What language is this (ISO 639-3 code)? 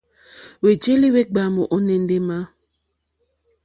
bri